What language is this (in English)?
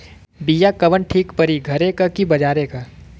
Bhojpuri